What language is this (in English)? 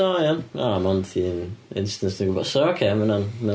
Welsh